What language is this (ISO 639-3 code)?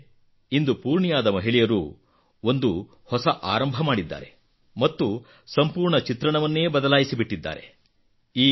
kan